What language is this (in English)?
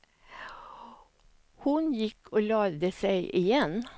Swedish